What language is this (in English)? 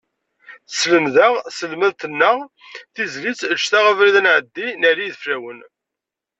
Kabyle